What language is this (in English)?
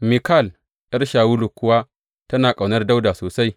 Hausa